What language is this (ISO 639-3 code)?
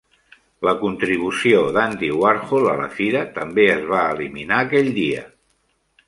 cat